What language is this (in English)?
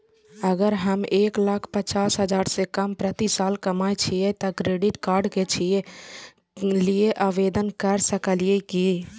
Maithili